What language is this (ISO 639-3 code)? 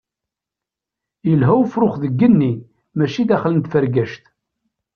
kab